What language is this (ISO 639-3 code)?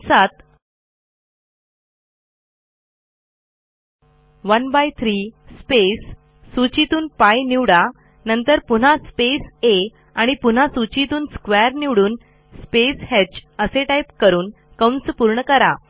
mar